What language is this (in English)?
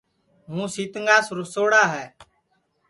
Sansi